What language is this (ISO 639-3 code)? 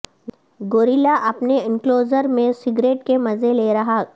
urd